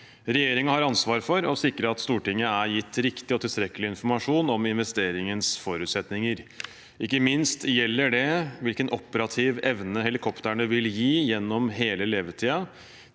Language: Norwegian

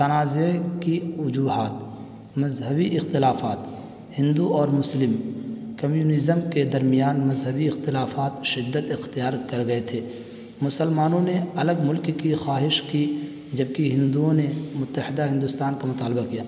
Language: Urdu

